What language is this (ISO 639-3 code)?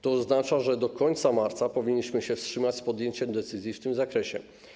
pol